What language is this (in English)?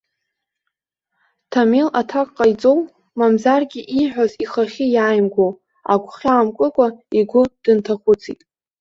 Abkhazian